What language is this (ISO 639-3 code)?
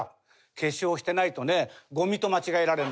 jpn